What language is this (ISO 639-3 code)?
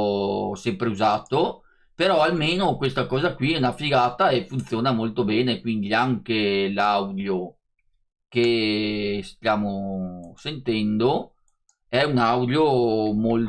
ita